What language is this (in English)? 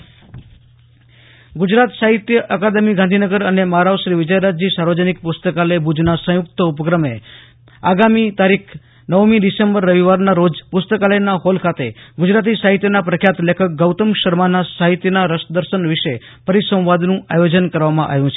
Gujarati